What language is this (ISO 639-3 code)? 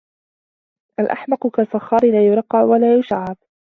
ara